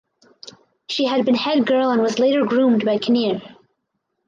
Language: English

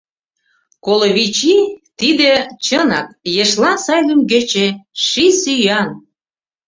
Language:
Mari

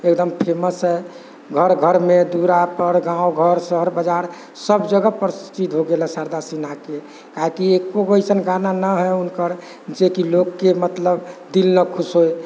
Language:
Maithili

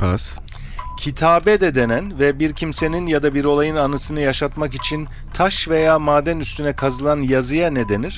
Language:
Turkish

